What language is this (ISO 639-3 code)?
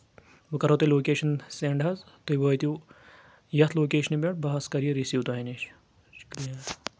kas